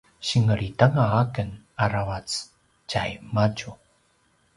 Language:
Paiwan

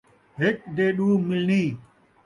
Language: Saraiki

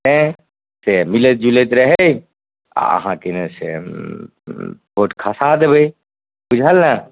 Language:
Maithili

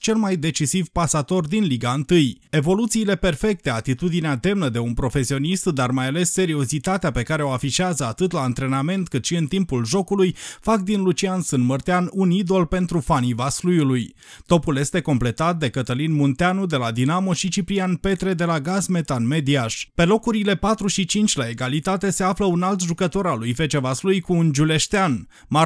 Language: Romanian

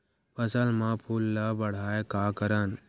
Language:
Chhattisgarhi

